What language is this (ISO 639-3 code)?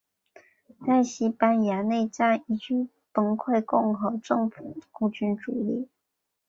zho